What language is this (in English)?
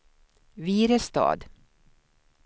Swedish